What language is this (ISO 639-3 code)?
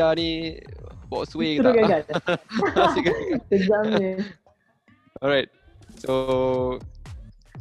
msa